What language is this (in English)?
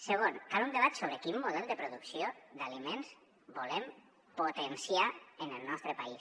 Catalan